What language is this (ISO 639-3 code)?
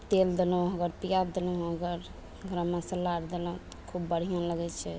mai